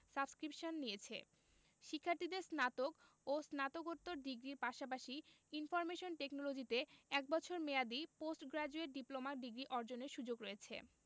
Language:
Bangla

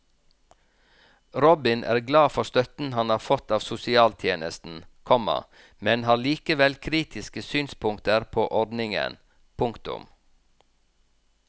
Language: Norwegian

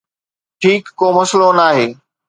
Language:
Sindhi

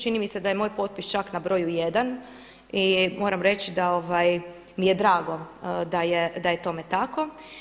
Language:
Croatian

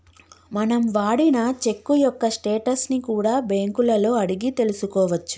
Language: Telugu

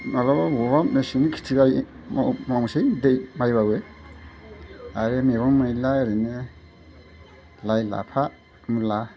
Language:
Bodo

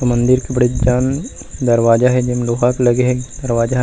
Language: Chhattisgarhi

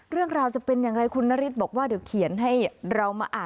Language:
Thai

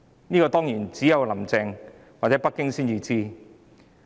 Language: Cantonese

